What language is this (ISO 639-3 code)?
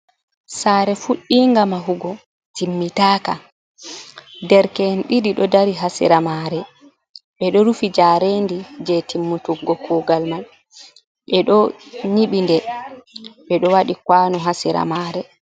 ful